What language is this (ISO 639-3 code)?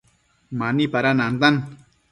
mcf